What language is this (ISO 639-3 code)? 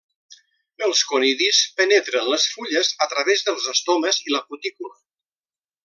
cat